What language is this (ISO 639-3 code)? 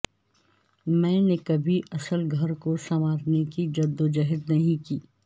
urd